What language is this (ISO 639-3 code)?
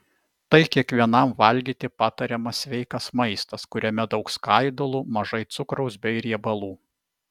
lit